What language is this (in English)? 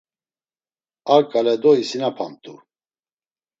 Laz